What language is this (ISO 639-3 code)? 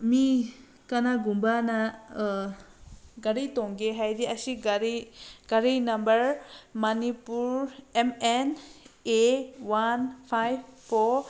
mni